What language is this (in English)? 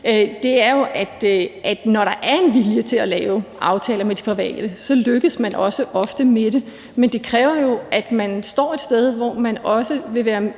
Danish